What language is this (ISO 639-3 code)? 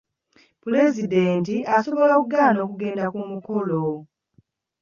lug